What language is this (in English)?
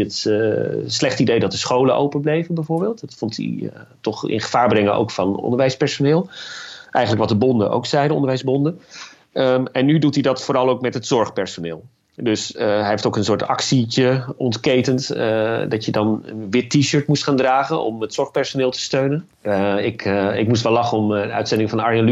Dutch